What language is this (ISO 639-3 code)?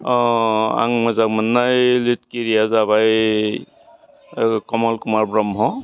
brx